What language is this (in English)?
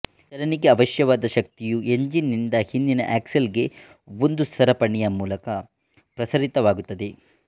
Kannada